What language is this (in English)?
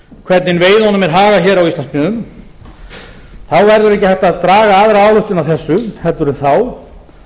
Icelandic